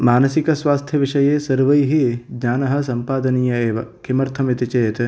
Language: Sanskrit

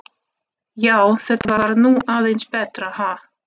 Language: Icelandic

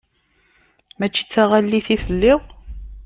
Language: Kabyle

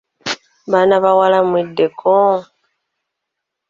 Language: Ganda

